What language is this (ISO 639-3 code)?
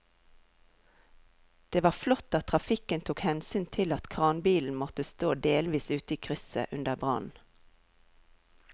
nor